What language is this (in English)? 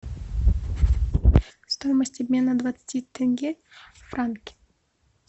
Russian